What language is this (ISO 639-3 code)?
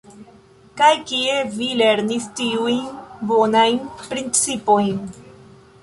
epo